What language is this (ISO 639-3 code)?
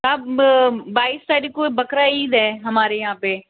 hin